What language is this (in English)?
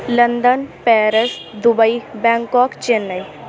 Urdu